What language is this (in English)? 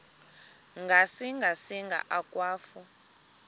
Xhosa